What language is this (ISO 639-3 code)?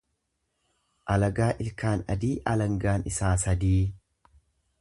orm